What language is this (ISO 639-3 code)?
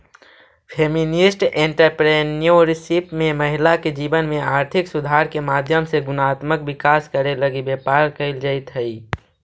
mag